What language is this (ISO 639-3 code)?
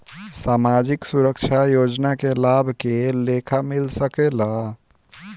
bho